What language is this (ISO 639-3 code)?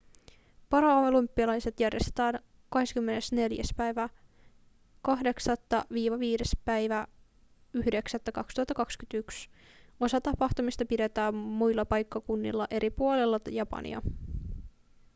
fin